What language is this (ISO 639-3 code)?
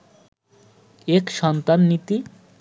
ben